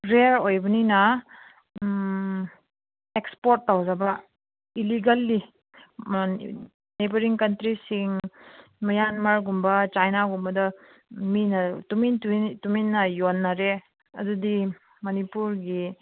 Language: Manipuri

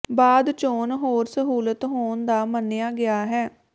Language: Punjabi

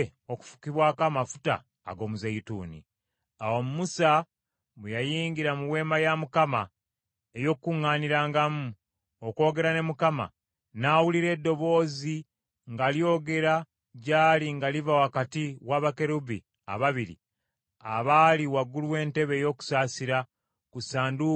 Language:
Ganda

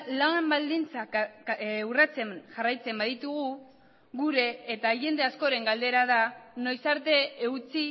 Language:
Basque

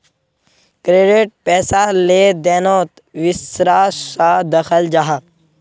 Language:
Magahi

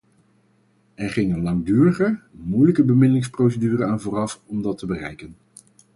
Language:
Dutch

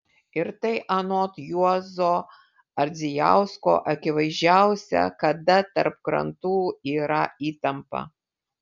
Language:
Lithuanian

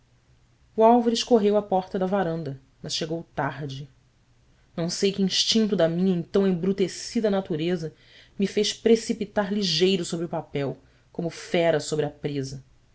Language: Portuguese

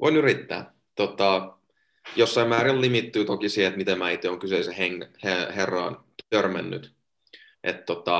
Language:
Finnish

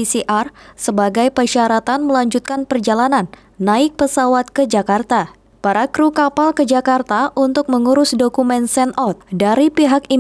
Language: Indonesian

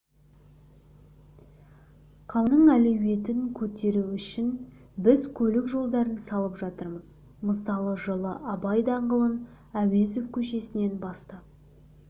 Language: Kazakh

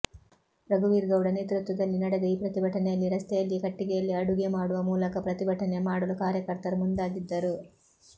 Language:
Kannada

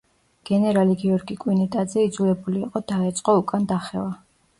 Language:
Georgian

